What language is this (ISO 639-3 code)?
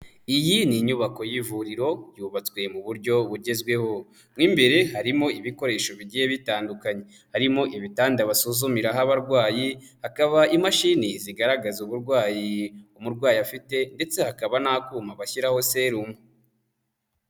kin